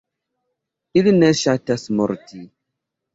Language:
Esperanto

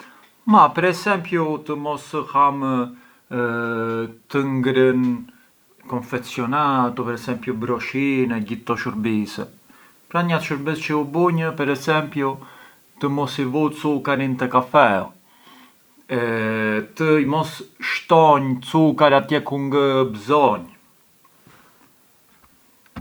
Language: Arbëreshë Albanian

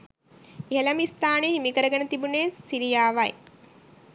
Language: Sinhala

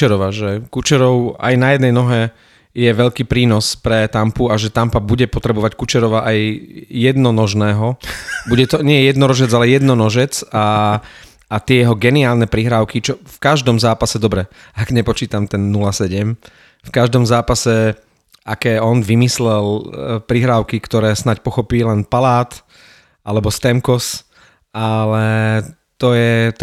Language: Slovak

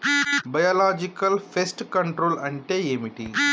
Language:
Telugu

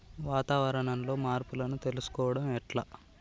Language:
Telugu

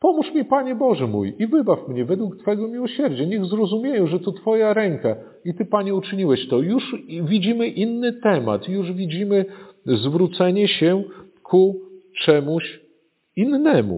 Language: Polish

